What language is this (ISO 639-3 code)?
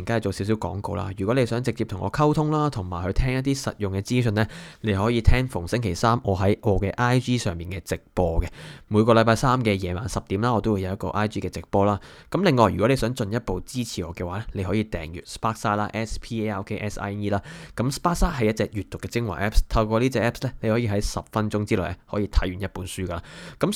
zho